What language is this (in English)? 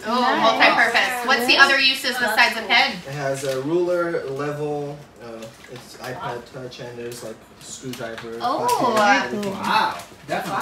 English